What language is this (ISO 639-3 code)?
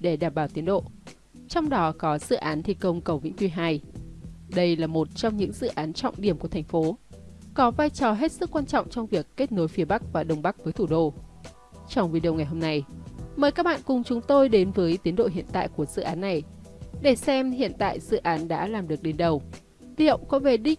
vie